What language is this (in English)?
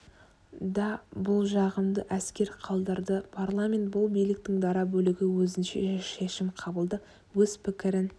Kazakh